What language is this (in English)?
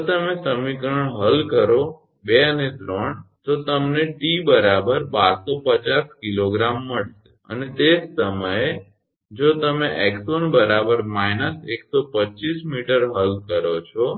Gujarati